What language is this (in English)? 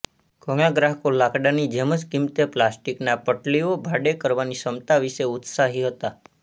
Gujarati